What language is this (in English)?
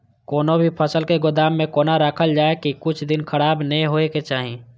Maithili